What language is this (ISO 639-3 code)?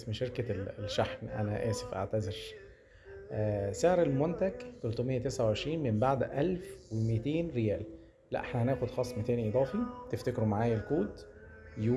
ara